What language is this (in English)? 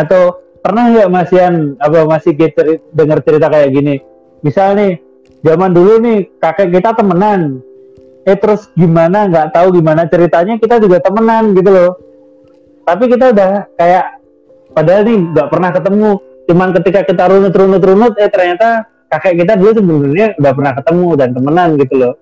Indonesian